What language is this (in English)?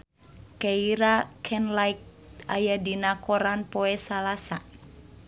Sundanese